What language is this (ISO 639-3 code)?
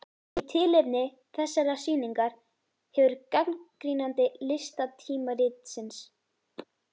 isl